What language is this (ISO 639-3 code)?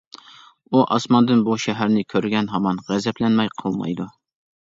uig